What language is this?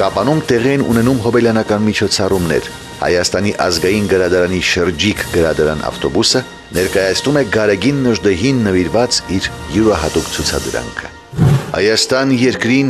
Romanian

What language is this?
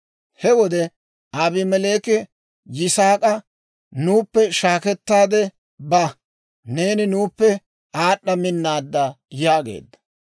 Dawro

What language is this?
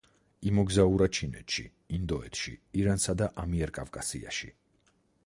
Georgian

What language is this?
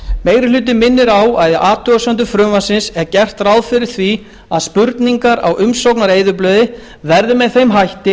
Icelandic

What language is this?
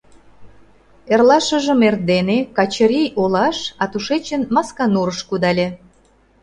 Mari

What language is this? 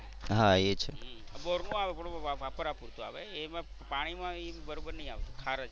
Gujarati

